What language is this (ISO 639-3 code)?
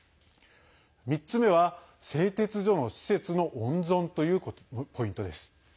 jpn